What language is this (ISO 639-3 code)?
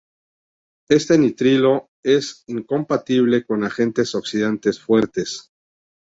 spa